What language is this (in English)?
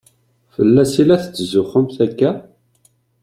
Kabyle